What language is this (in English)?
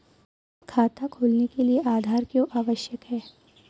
Hindi